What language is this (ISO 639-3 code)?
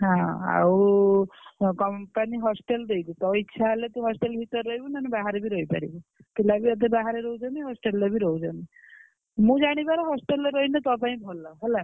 ori